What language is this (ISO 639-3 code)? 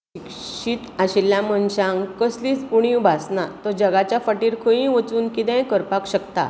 kok